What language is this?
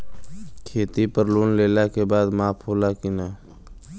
Bhojpuri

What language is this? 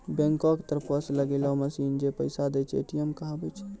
Maithili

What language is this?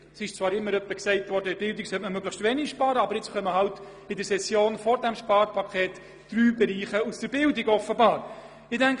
Swiss German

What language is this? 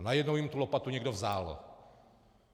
Czech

